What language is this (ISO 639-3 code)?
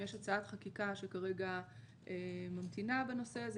heb